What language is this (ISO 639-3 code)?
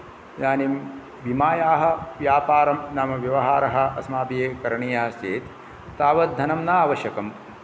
san